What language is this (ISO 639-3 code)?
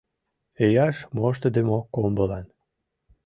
chm